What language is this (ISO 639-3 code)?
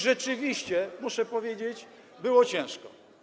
pol